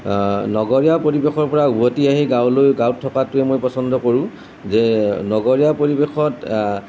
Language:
Assamese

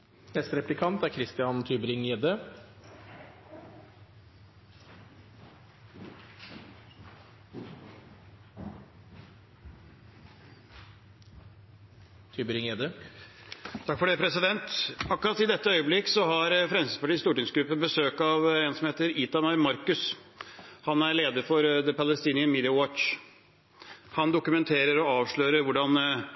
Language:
Norwegian Bokmål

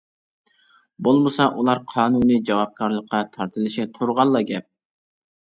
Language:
Uyghur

